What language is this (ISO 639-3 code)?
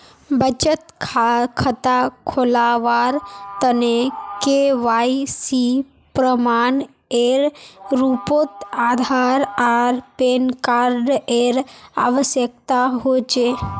mag